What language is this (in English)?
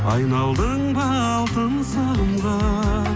Kazakh